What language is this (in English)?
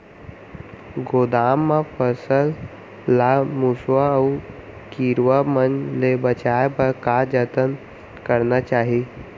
Chhattisgarhi